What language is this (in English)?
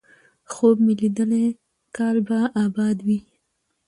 Pashto